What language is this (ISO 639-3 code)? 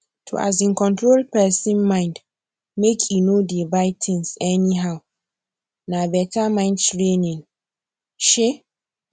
pcm